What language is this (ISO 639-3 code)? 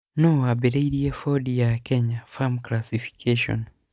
kik